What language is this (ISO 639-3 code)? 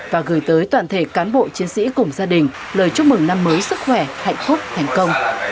vie